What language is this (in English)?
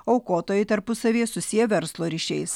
Lithuanian